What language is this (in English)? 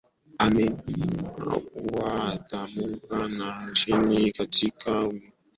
Swahili